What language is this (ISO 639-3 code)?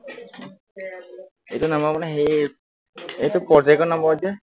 asm